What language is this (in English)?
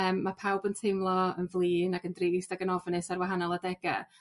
Welsh